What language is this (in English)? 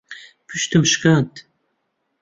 Central Kurdish